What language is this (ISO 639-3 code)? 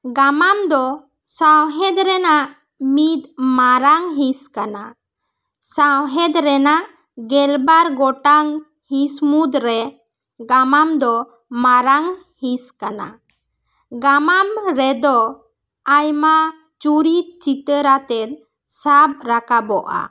sat